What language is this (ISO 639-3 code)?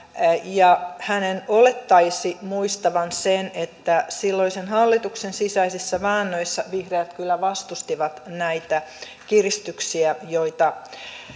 fin